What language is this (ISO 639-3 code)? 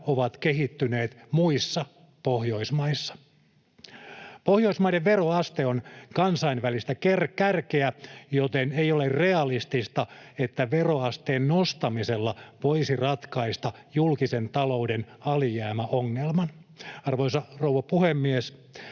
fin